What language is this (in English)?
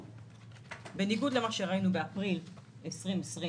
Hebrew